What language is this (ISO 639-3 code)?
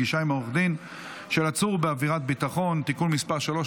heb